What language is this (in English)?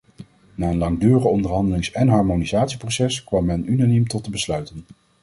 Dutch